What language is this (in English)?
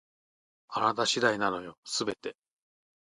Japanese